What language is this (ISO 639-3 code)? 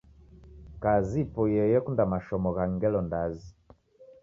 dav